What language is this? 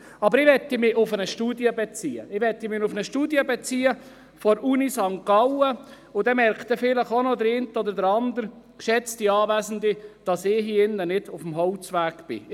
Swiss German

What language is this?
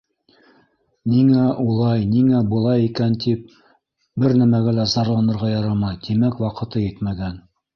Bashkir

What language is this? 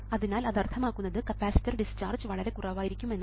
Malayalam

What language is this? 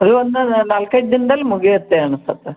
Kannada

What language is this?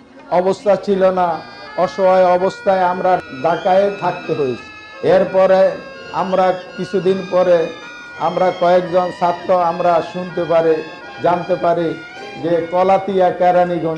Turkish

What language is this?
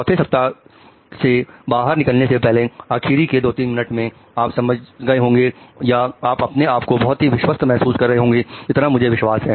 Hindi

